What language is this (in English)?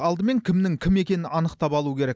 Kazakh